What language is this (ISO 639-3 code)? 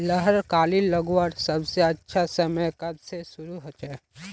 mag